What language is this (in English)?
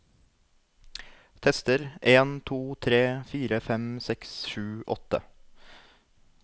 Norwegian